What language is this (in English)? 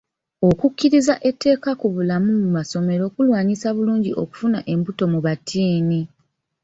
Ganda